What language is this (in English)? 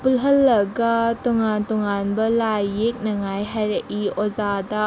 Manipuri